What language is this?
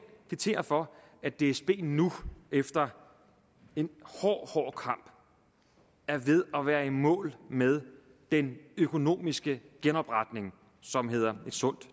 Danish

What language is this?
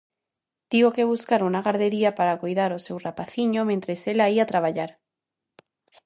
Galician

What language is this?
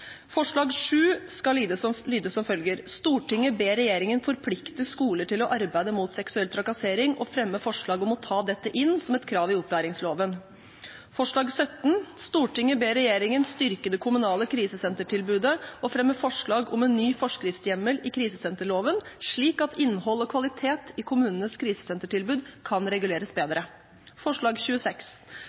Norwegian Bokmål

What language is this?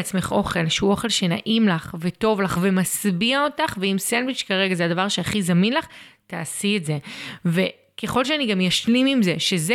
Hebrew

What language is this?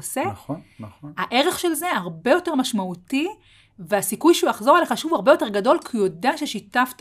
Hebrew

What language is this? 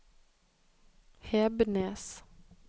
Norwegian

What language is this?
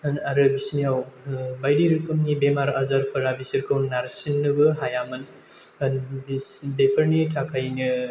Bodo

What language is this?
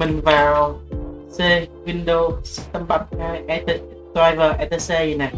Vietnamese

